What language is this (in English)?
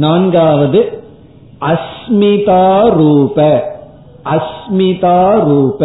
Tamil